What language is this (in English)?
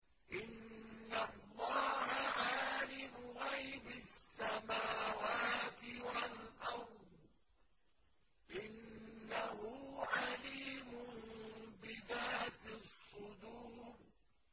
Arabic